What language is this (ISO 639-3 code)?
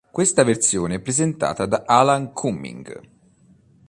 ita